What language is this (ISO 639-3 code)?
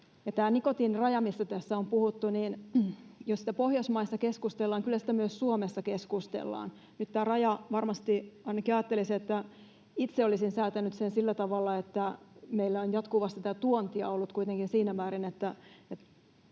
fin